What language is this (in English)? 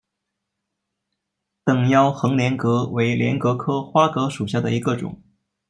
Chinese